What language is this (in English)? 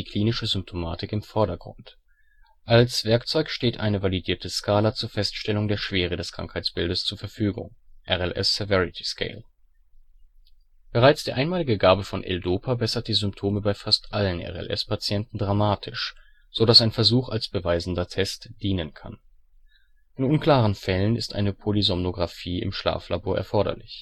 German